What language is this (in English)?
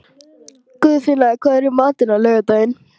Icelandic